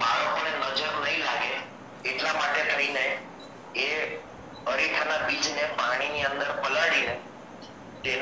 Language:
Romanian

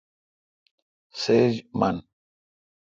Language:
Kalkoti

